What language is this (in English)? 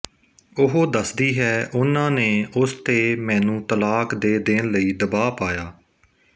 Punjabi